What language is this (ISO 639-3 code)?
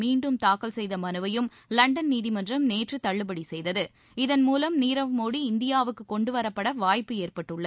tam